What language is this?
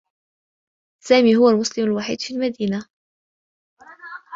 Arabic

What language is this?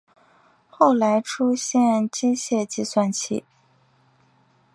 Chinese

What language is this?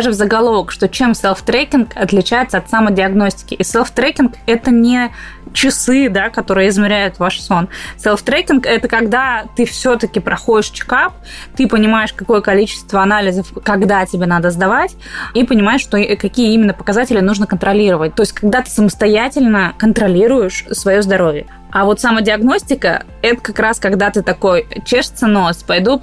Russian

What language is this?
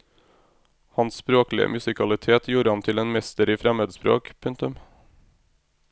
Norwegian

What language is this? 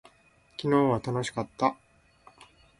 Japanese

